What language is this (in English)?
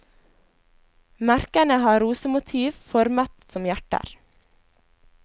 Norwegian